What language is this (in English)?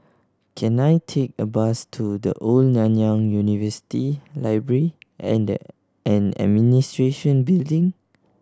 English